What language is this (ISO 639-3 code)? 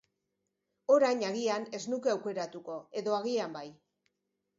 eus